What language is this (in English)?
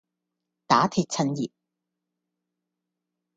Cantonese